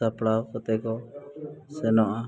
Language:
Santali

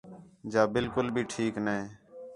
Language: Khetrani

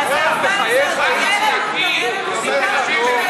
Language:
Hebrew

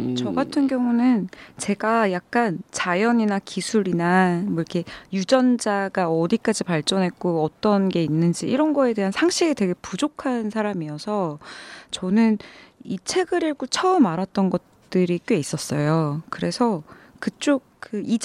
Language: Korean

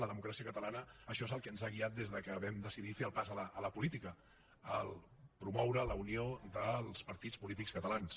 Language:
Catalan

